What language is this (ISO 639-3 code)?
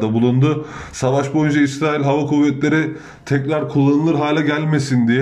tur